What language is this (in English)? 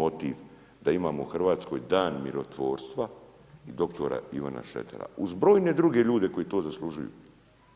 Croatian